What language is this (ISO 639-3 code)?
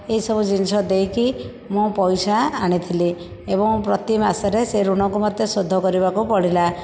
ori